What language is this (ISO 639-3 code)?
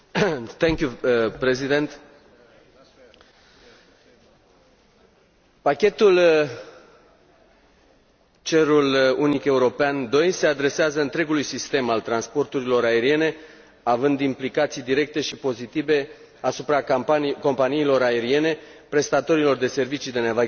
ron